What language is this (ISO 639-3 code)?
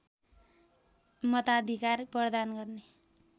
nep